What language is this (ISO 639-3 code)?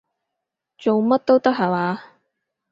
yue